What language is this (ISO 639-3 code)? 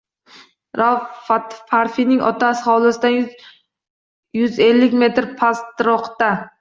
uzb